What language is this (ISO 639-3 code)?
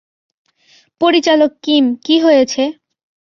ben